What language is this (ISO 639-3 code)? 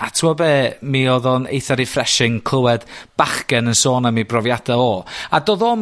cym